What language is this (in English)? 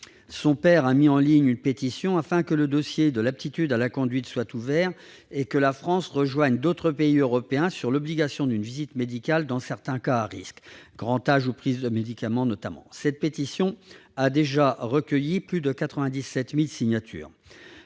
French